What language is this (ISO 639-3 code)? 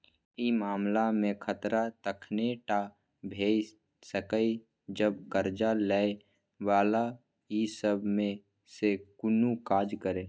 mai